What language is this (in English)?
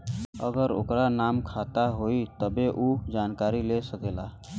Bhojpuri